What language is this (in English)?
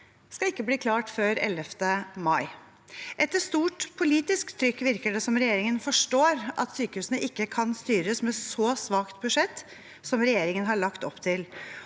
Norwegian